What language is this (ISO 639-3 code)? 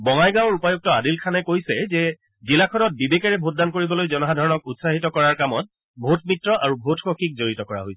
asm